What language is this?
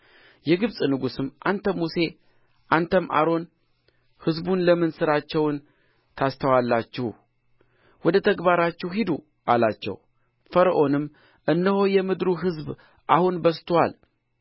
Amharic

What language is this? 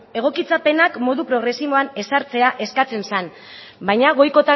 Basque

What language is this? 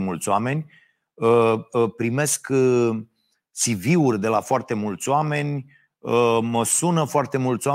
Romanian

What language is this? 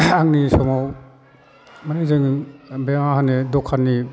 Bodo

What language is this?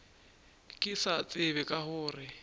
Northern Sotho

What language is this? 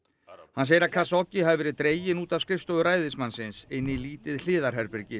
Icelandic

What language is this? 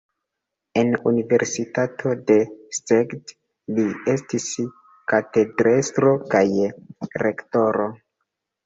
Esperanto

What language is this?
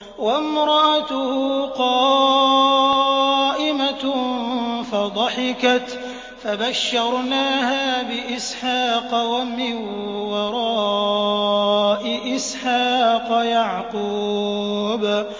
Arabic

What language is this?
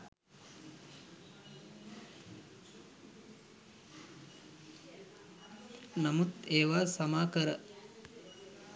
Sinhala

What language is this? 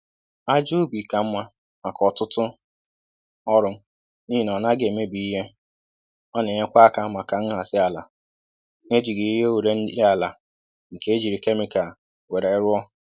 Igbo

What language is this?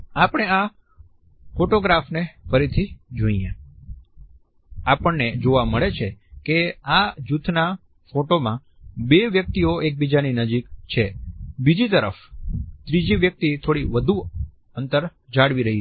Gujarati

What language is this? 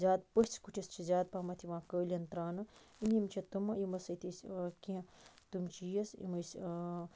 Kashmiri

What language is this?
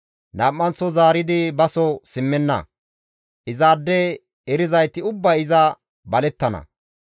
Gamo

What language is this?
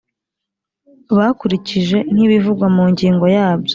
Kinyarwanda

